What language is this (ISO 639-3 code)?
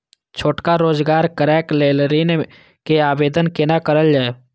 mai